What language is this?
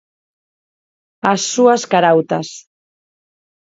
Galician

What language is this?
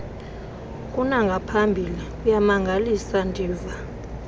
Xhosa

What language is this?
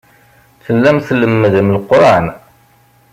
Kabyle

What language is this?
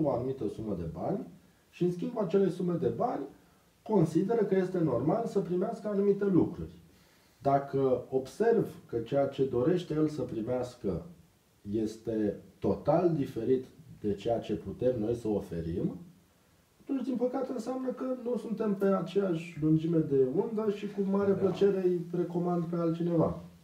Romanian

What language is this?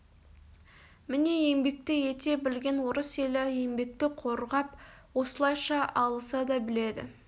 Kazakh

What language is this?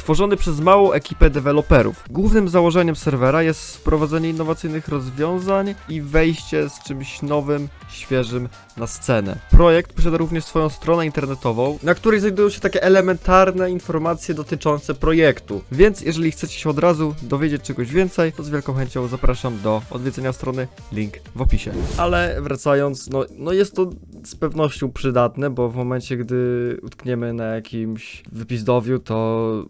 Polish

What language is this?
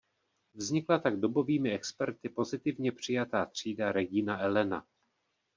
Czech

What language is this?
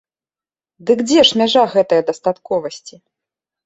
Belarusian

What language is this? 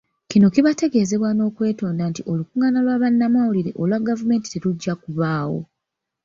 Ganda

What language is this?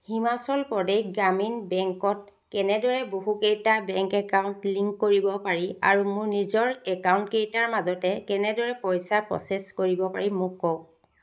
Assamese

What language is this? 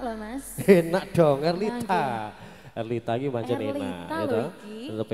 Indonesian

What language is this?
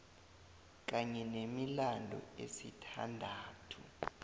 South Ndebele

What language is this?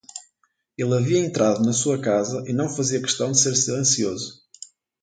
Portuguese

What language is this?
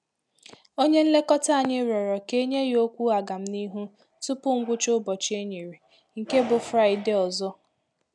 Igbo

